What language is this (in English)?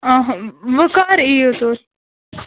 Kashmiri